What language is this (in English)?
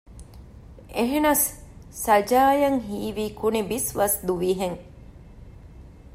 Divehi